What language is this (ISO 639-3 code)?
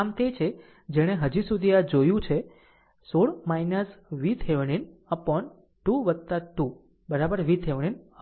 guj